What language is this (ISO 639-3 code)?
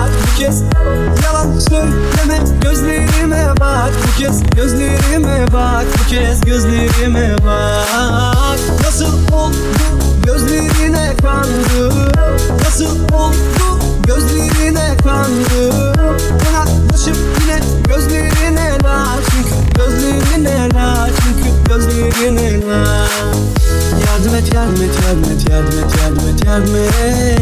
tur